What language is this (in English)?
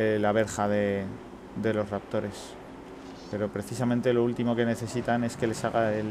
Spanish